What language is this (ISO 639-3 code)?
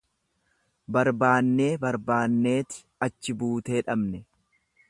orm